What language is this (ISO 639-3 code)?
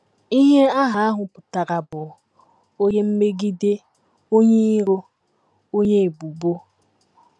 ibo